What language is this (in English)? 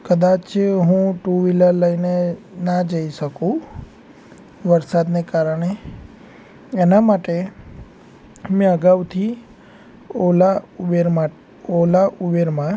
Gujarati